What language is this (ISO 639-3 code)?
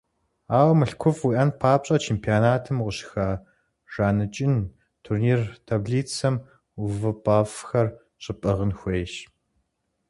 kbd